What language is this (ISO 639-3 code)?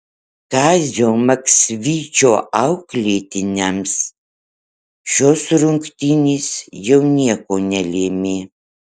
lit